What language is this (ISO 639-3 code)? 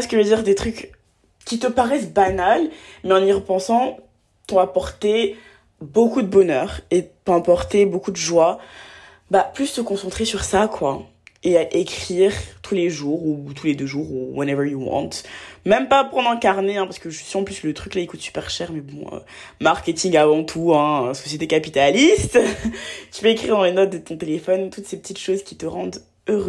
fra